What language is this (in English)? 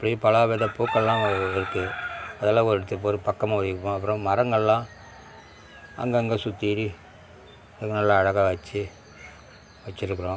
Tamil